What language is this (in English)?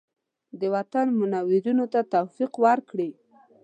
Pashto